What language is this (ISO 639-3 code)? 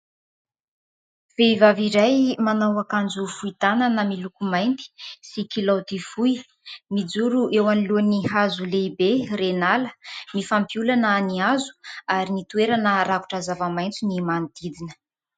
mlg